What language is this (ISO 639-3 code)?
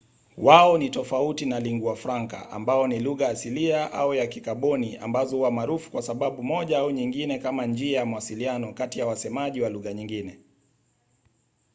swa